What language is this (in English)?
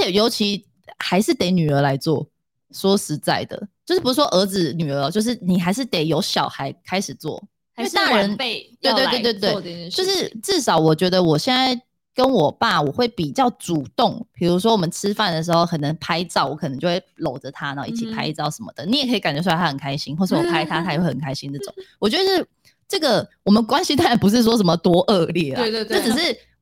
Chinese